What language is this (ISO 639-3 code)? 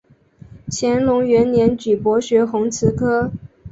zho